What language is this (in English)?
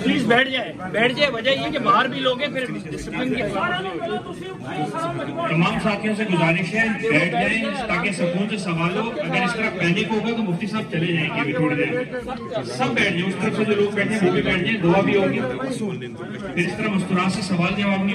Urdu